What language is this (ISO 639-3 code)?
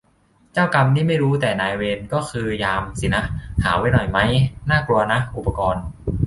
tha